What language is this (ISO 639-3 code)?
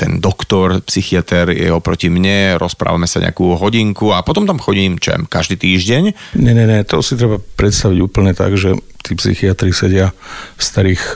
slk